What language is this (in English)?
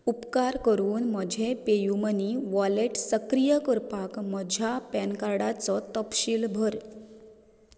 Konkani